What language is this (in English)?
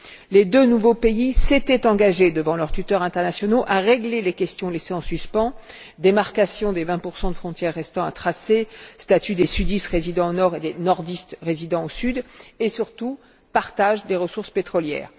French